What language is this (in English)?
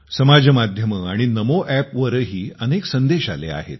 Marathi